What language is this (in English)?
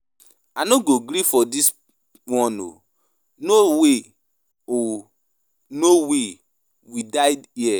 Nigerian Pidgin